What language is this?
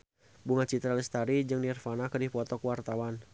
Sundanese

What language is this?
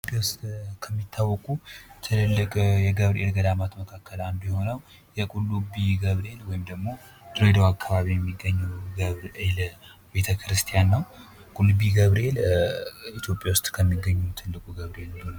Amharic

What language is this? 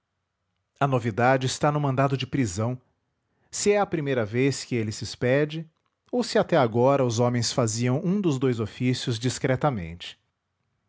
Portuguese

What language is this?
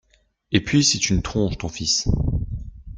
French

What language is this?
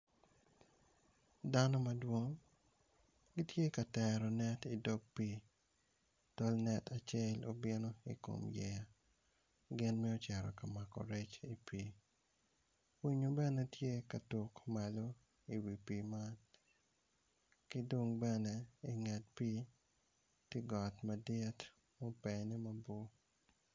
Acoli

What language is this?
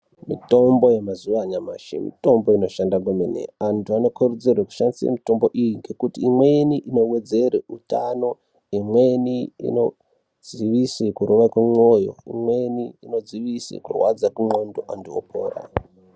Ndau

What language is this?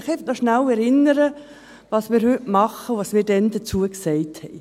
Swiss German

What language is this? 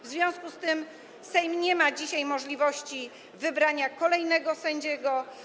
Polish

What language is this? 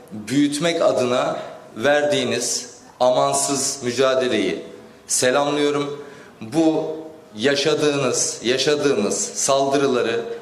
Turkish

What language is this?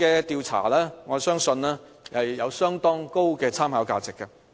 Cantonese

